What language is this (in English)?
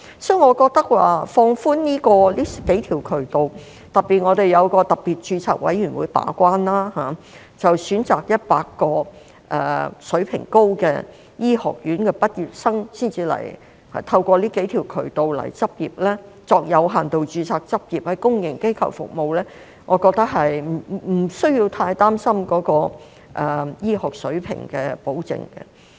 Cantonese